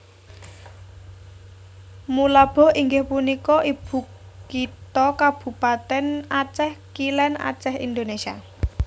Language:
Javanese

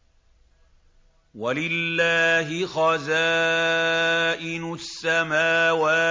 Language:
Arabic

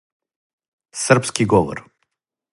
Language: Serbian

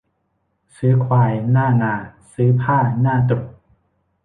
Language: Thai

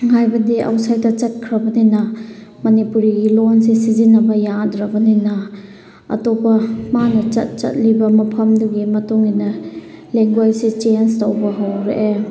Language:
Manipuri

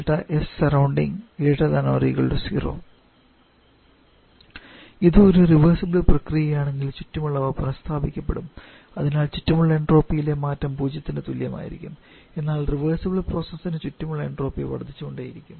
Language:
Malayalam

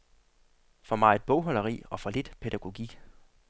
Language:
Danish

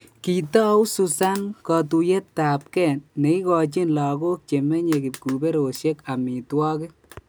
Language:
Kalenjin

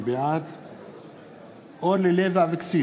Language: Hebrew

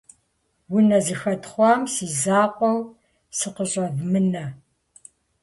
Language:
Kabardian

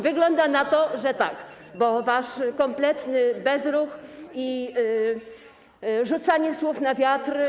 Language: Polish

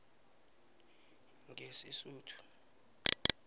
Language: South Ndebele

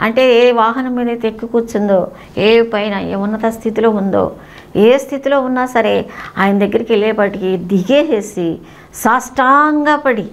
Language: Telugu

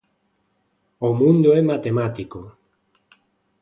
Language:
Galician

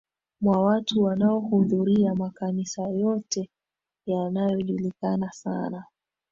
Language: Swahili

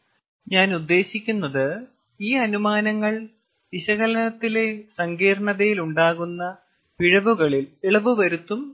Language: Malayalam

